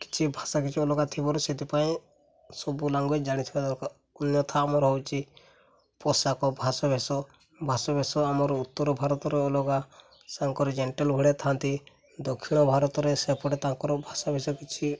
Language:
Odia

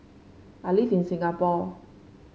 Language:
English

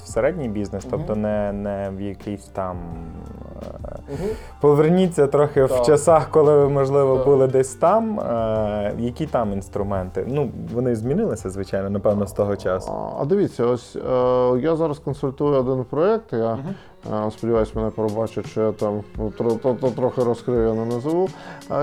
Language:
Ukrainian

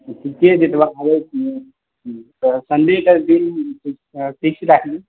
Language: Maithili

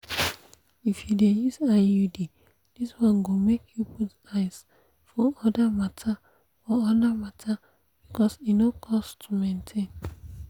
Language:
Nigerian Pidgin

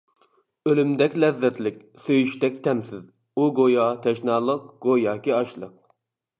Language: Uyghur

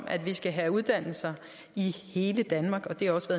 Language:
Danish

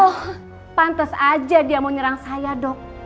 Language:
Indonesian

